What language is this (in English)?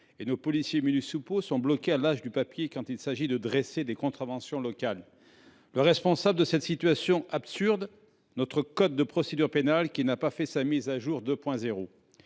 French